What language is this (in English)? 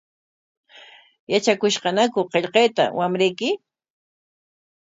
Corongo Ancash Quechua